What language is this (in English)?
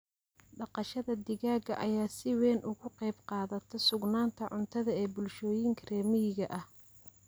Somali